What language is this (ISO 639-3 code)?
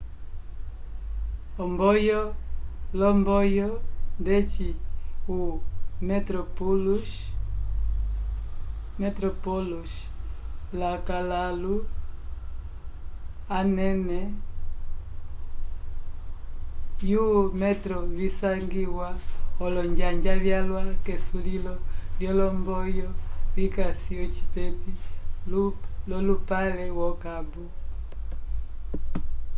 umb